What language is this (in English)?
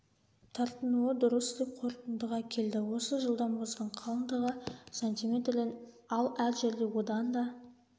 Kazakh